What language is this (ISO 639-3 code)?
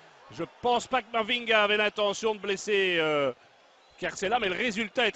fra